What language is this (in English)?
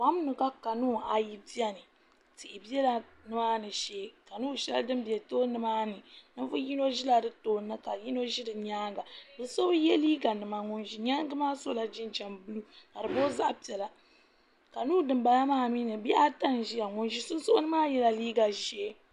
Dagbani